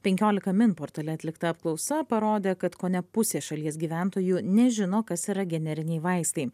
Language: Lithuanian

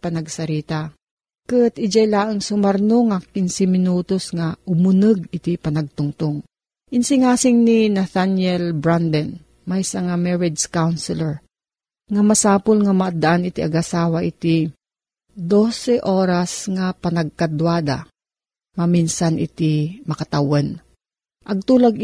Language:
Filipino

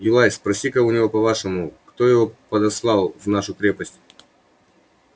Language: Russian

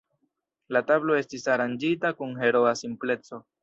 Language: Esperanto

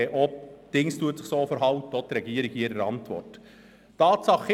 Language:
Swiss German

